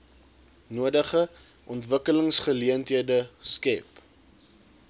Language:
Afrikaans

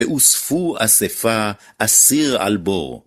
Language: Hebrew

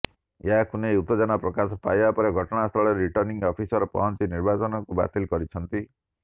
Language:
Odia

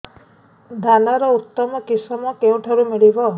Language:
Odia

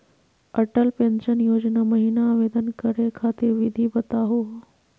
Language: Magahi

